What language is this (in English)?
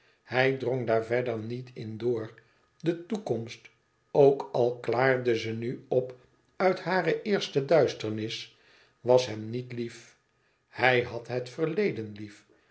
Dutch